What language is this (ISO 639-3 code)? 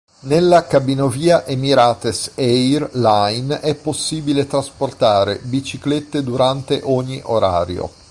ita